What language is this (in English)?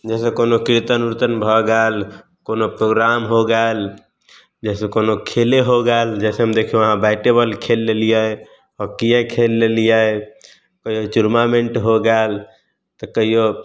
Maithili